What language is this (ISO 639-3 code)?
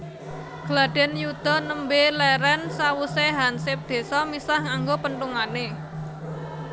jav